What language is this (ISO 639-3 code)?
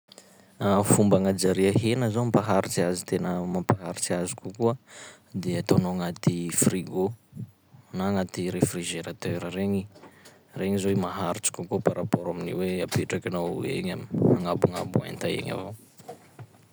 skg